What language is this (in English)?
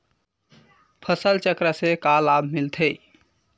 Chhattisgarhi